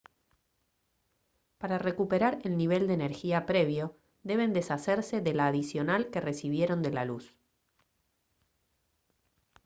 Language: Spanish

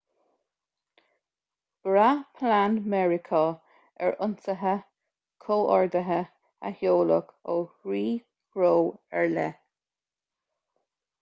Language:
Irish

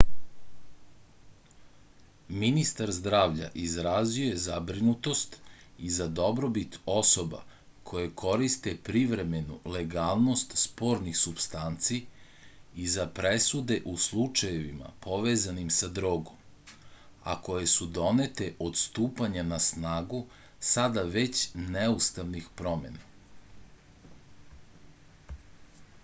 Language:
Serbian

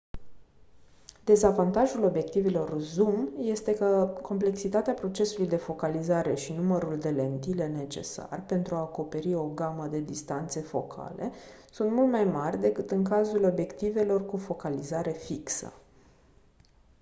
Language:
Romanian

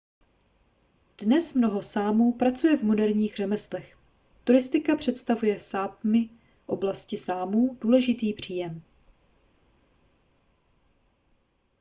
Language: Czech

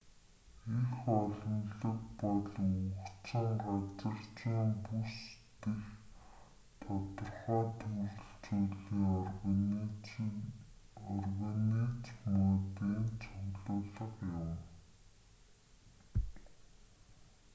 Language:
Mongolian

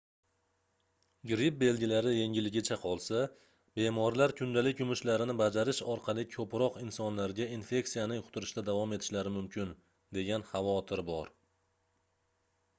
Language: Uzbek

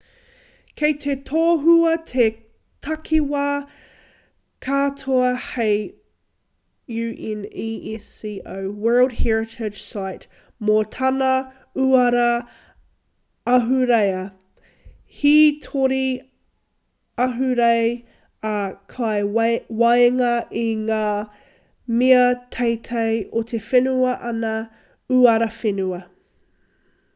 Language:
Māori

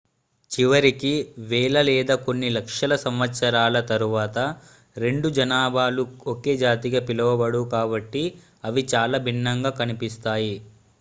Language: Telugu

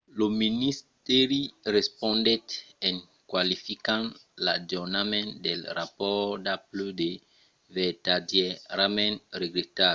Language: Occitan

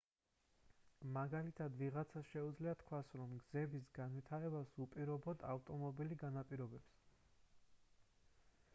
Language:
Georgian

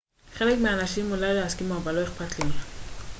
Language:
Hebrew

